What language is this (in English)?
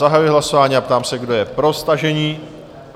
Czech